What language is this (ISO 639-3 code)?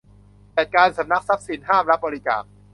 tha